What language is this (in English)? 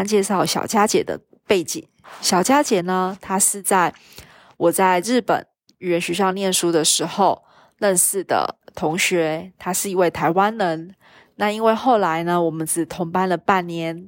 Chinese